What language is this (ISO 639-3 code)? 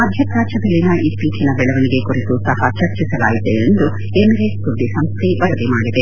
kan